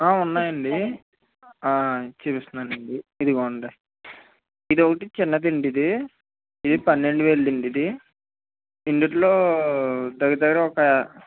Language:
Telugu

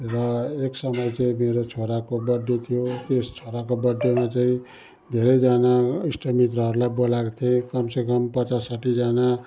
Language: Nepali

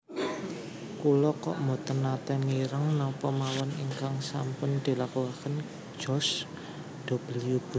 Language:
Javanese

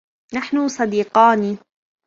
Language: Arabic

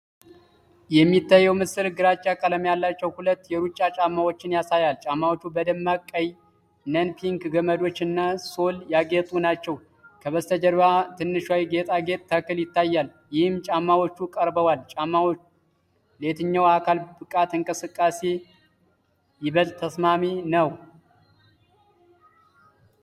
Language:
Amharic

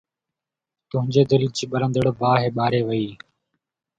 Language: Sindhi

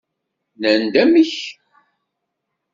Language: Kabyle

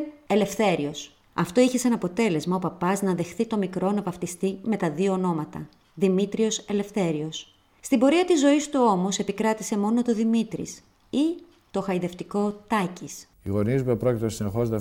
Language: Greek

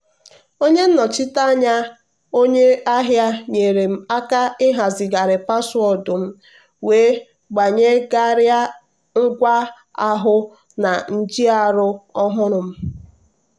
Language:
Igbo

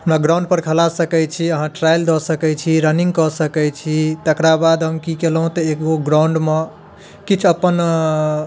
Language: Maithili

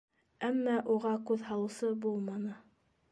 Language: Bashkir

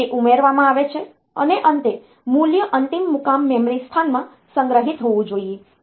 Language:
Gujarati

